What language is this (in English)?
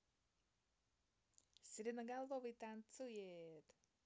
Russian